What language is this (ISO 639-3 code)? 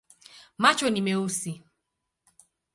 swa